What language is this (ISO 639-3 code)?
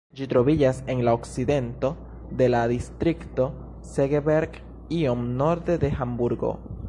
epo